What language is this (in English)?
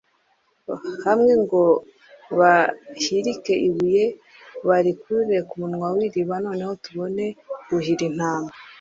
Kinyarwanda